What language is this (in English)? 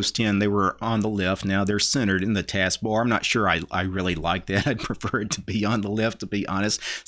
English